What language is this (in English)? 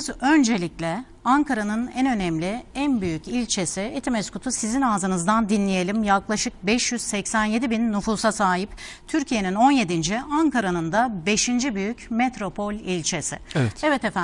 Turkish